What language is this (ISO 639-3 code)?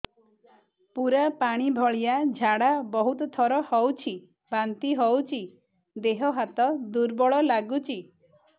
ori